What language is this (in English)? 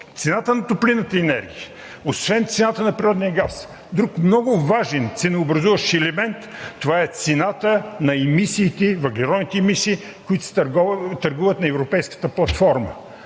Bulgarian